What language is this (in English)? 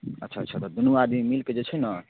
Maithili